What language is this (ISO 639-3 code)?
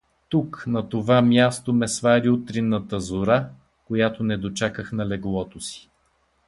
bul